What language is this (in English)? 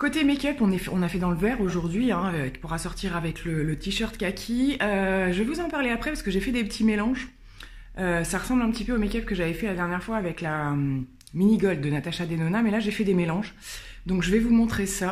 French